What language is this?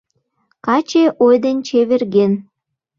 Mari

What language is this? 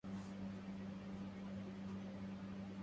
Arabic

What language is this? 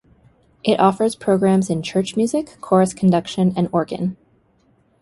English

